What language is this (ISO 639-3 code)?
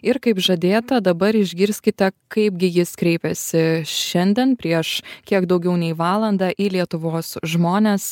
lit